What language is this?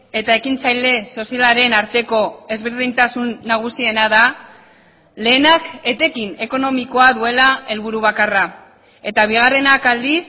Basque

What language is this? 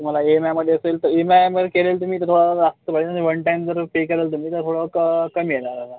Marathi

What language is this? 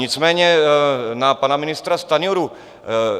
Czech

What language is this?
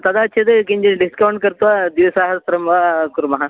Sanskrit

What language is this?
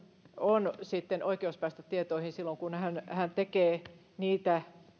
Finnish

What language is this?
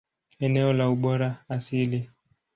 Swahili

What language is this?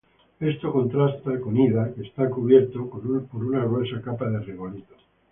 Spanish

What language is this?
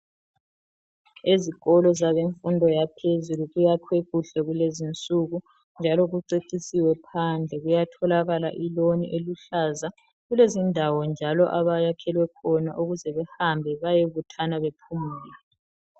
North Ndebele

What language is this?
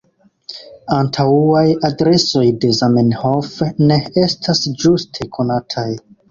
Esperanto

